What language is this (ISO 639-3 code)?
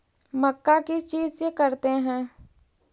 mag